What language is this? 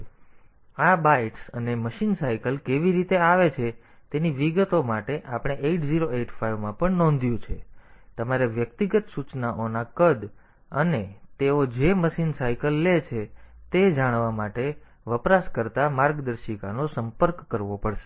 Gujarati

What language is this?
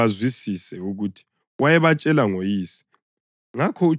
North Ndebele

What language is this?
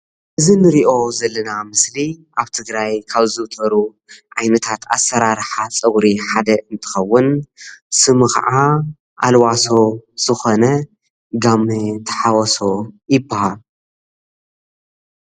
Tigrinya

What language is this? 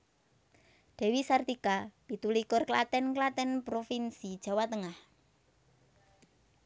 Javanese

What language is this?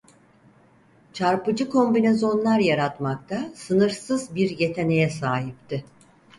Turkish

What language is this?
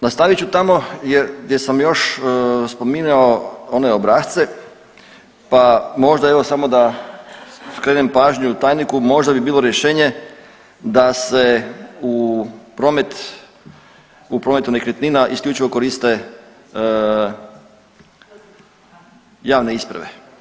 Croatian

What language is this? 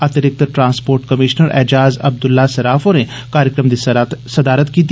Dogri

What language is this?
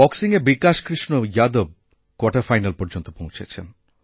Bangla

